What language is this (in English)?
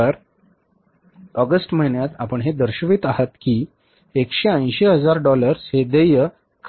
Marathi